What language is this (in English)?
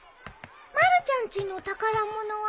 Japanese